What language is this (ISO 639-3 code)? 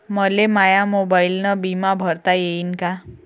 mar